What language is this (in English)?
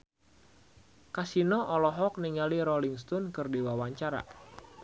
Sundanese